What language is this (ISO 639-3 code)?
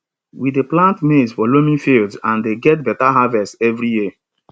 pcm